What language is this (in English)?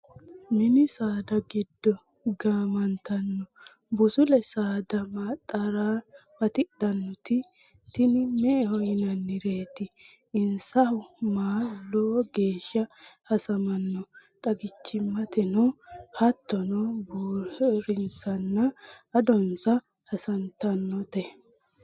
Sidamo